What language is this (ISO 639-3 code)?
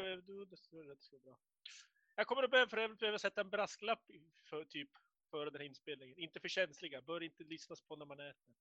swe